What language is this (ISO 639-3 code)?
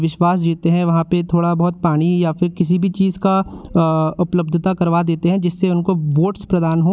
hin